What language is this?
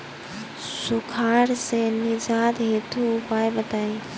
Bhojpuri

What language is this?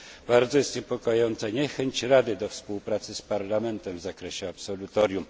Polish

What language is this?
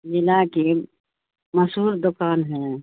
Urdu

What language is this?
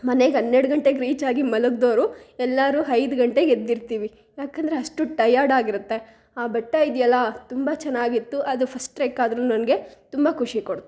Kannada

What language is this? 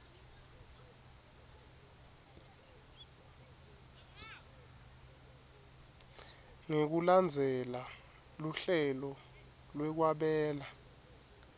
Swati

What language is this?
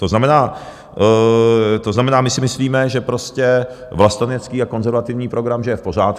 Czech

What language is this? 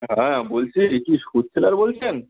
Bangla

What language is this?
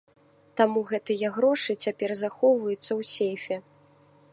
Belarusian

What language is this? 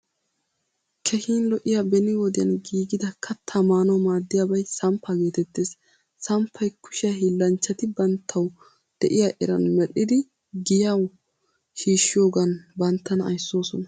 Wolaytta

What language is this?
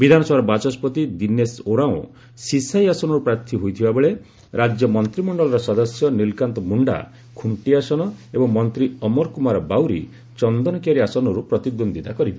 Odia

